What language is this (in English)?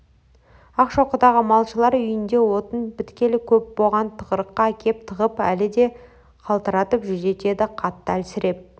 Kazakh